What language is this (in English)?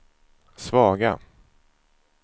Swedish